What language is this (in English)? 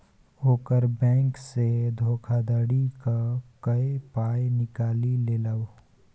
Maithili